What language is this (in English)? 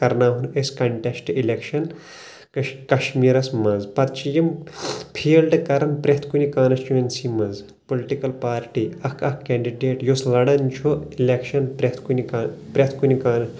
Kashmiri